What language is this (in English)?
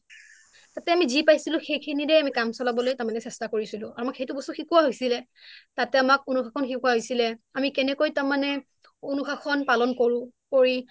Assamese